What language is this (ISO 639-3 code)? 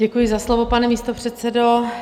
ces